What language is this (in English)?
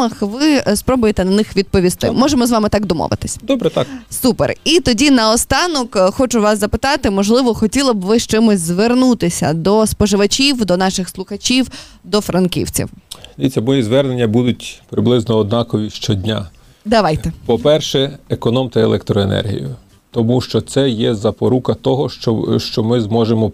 Ukrainian